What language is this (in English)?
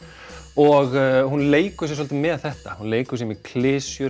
Icelandic